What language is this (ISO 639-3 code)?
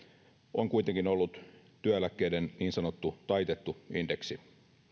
fin